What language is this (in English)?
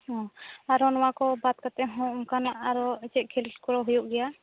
Santali